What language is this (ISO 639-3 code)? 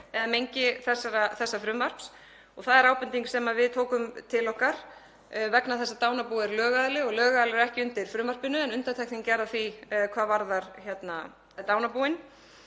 isl